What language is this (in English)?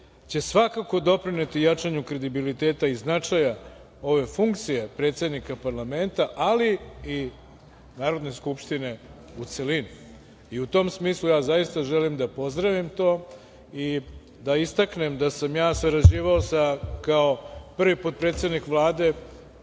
Serbian